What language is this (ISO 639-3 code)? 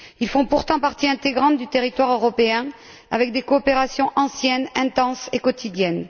fra